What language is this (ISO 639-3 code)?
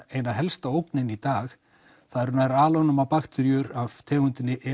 isl